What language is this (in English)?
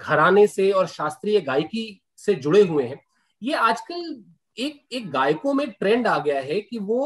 Hindi